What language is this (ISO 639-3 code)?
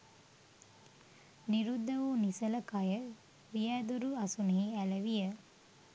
sin